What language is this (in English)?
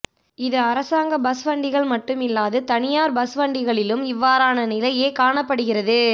Tamil